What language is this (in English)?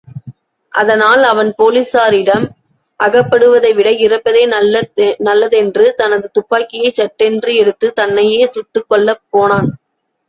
Tamil